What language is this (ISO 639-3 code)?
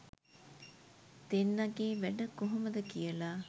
sin